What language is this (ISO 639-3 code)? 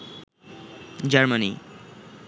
ben